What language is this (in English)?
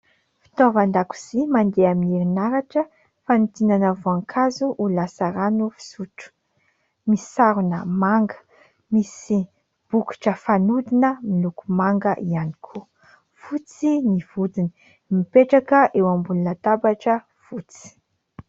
Malagasy